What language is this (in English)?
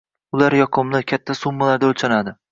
Uzbek